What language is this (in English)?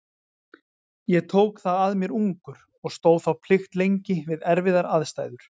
Icelandic